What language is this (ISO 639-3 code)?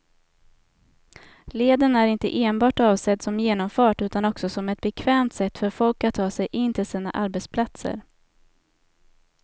swe